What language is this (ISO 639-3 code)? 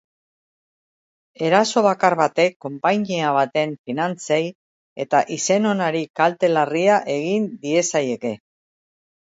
eus